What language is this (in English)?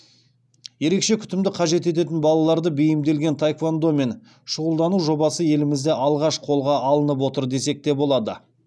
Kazakh